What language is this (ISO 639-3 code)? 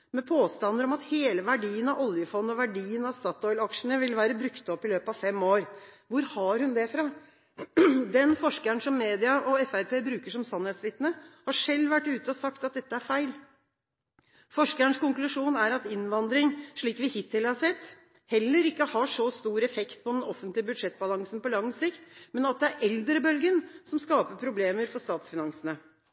nob